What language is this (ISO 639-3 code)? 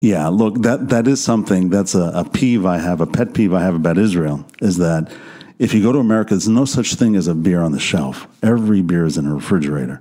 heb